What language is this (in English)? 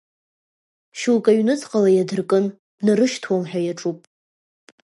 Abkhazian